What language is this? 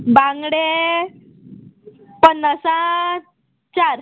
Konkani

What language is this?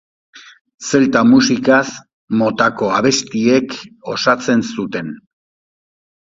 Basque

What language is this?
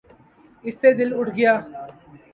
Urdu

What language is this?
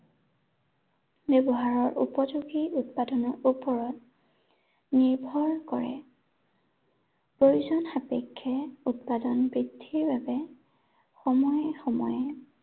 Assamese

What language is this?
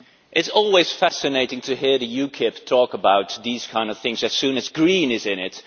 English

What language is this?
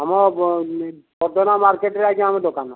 Odia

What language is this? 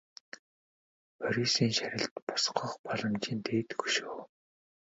Mongolian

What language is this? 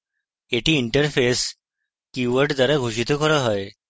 Bangla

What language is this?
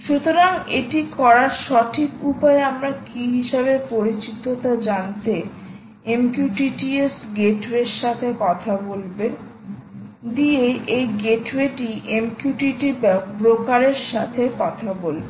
Bangla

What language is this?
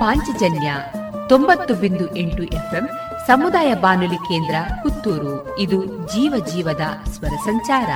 Kannada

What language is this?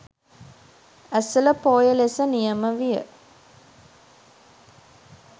Sinhala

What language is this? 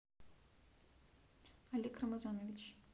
Russian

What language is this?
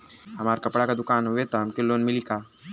Bhojpuri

